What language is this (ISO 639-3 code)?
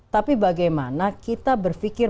ind